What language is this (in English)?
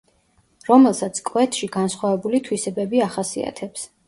Georgian